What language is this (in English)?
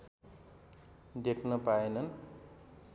Nepali